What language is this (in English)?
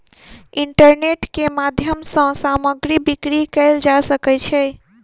Maithili